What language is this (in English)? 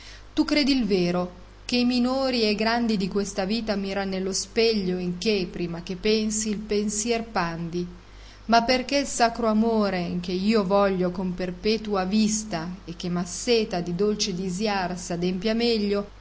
Italian